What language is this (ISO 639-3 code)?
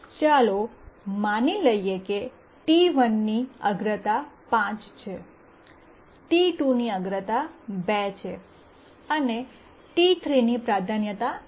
guj